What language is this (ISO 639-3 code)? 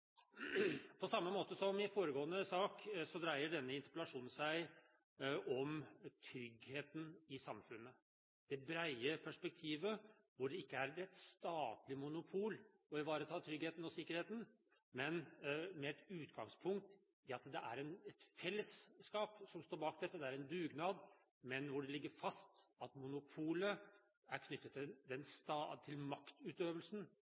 nob